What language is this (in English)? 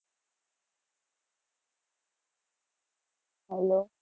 Gujarati